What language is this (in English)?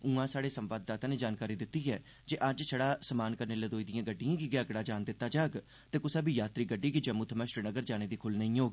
Dogri